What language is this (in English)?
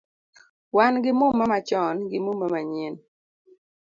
Luo (Kenya and Tanzania)